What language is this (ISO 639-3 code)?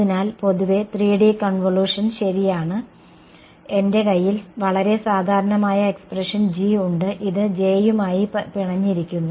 mal